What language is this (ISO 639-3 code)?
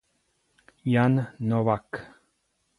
ita